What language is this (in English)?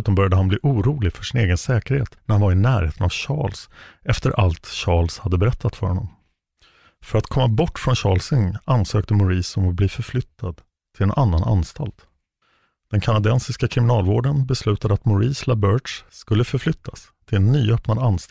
Swedish